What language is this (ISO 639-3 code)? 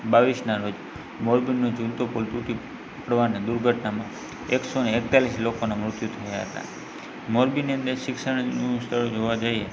guj